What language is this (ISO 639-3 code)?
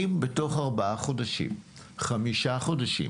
heb